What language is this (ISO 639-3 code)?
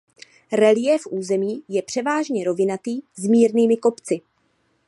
ces